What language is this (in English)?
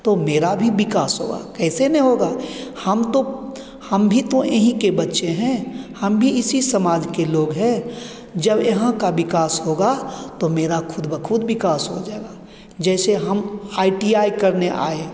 Hindi